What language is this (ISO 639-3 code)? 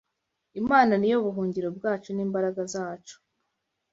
kin